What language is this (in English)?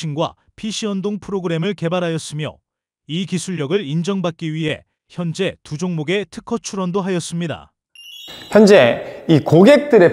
Korean